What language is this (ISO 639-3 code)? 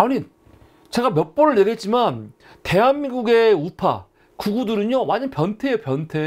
kor